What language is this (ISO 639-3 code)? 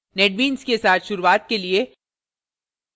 hin